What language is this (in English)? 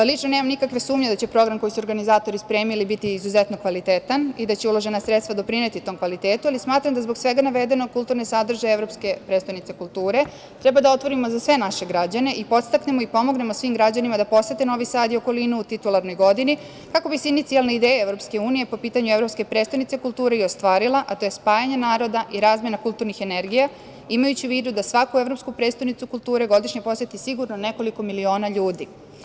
Serbian